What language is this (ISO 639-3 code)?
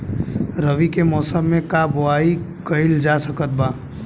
bho